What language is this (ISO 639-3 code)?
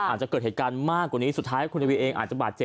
tha